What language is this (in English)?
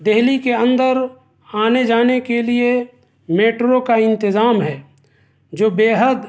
Urdu